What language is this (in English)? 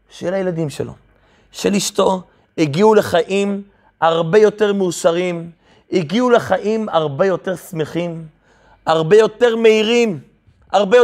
Hebrew